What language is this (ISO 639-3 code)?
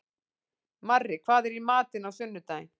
isl